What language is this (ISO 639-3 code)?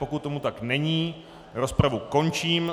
ces